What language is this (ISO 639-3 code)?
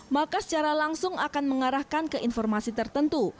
ind